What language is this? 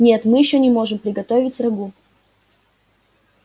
Russian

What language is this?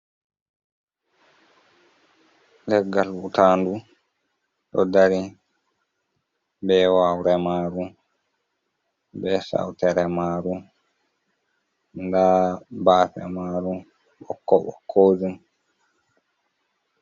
Fula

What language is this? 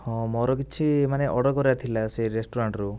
Odia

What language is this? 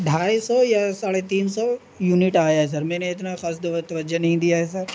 Urdu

